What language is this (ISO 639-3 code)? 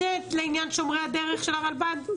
heb